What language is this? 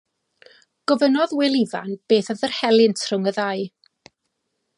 Welsh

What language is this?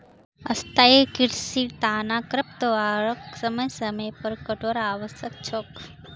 Magahi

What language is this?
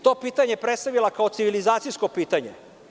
Serbian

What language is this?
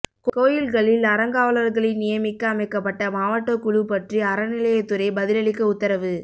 Tamil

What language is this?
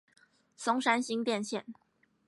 Chinese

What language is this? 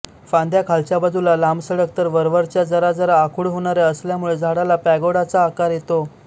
Marathi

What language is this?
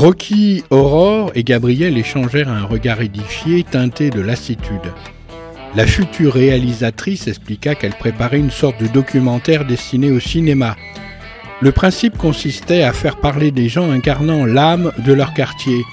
French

